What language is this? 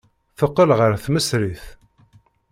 Kabyle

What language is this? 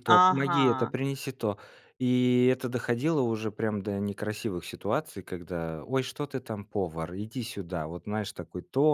Russian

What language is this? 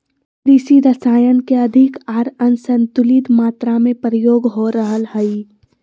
Magahi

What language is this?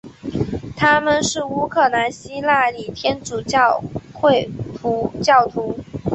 Chinese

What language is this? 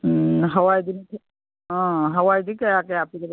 Manipuri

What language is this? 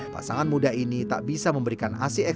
Indonesian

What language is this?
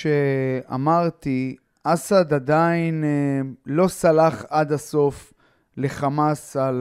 Hebrew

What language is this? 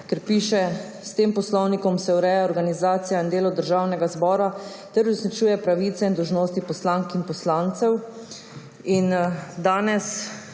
Slovenian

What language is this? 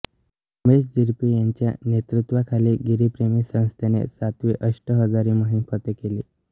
Marathi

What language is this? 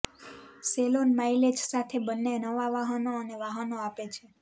Gujarati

